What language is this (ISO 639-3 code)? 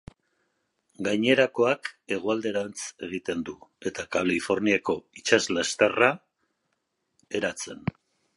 eus